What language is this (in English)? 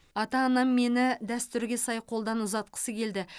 Kazakh